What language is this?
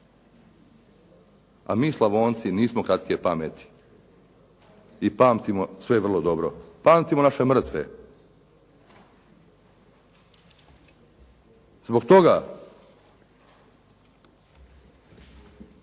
Croatian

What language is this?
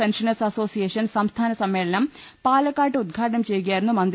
Malayalam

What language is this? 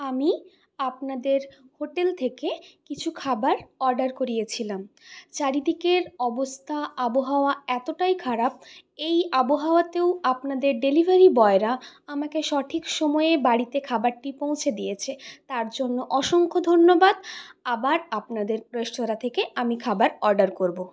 Bangla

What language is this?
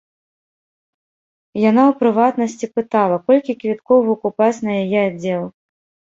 Belarusian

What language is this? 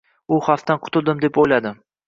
Uzbek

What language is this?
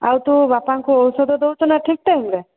Odia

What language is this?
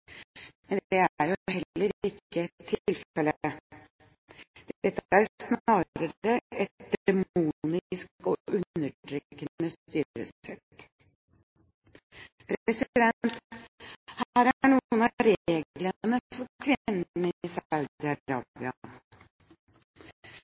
Norwegian Bokmål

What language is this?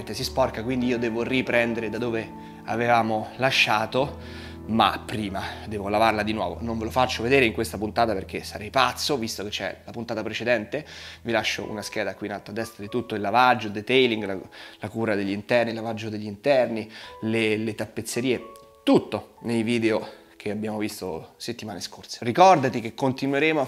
Italian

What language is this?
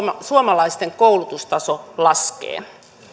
Finnish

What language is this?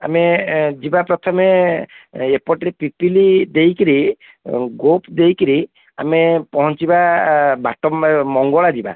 Odia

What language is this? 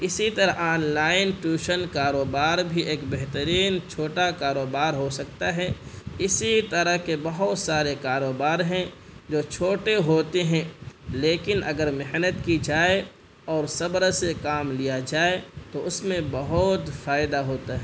Urdu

